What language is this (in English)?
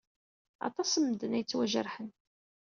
Kabyle